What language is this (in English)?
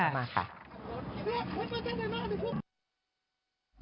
Thai